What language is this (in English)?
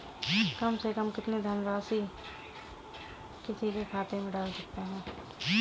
Hindi